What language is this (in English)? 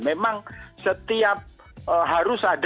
Indonesian